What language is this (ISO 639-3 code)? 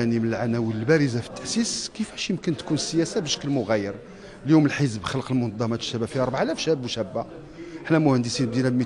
ara